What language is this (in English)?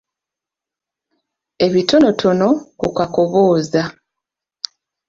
Ganda